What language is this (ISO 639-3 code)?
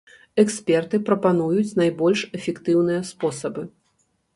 bel